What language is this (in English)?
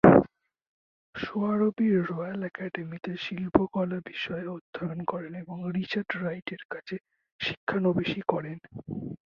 Bangla